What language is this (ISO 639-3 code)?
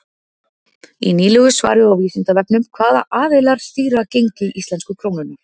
isl